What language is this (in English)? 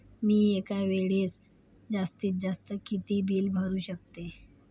Marathi